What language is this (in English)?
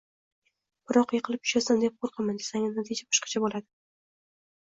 Uzbek